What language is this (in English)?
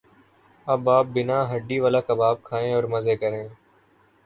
Urdu